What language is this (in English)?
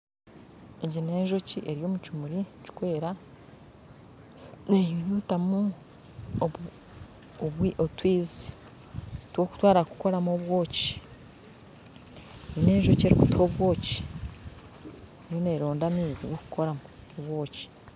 Nyankole